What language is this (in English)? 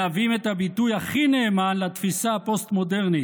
Hebrew